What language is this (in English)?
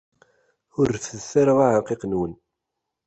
Kabyle